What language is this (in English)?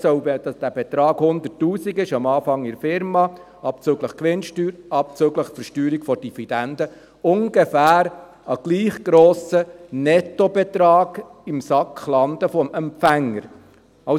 Swiss German